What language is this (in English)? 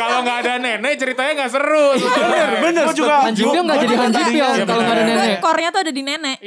Indonesian